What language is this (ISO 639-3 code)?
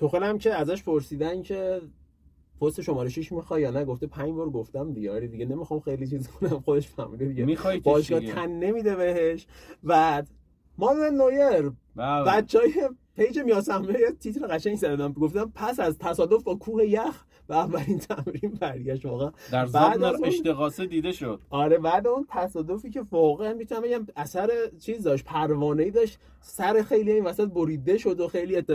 fas